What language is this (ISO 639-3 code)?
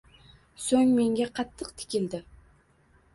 uzb